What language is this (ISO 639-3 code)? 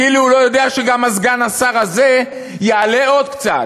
heb